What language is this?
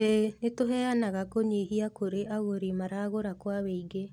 Kikuyu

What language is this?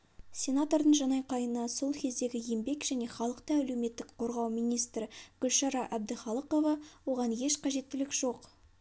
Kazakh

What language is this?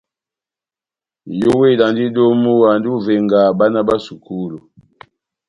Batanga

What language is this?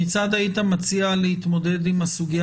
Hebrew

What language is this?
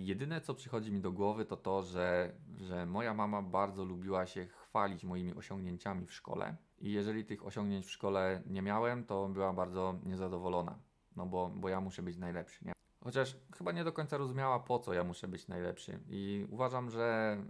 Polish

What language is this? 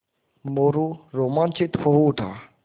Hindi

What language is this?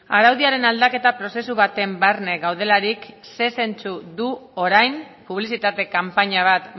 Basque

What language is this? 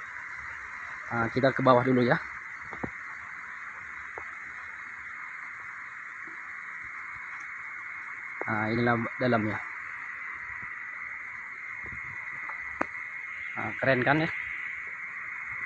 Indonesian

